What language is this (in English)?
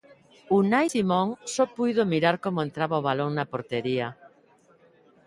Galician